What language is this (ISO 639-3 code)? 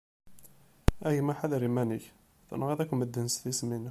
kab